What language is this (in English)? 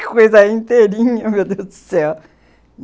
Portuguese